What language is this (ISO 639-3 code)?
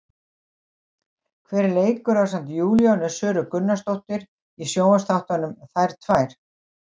isl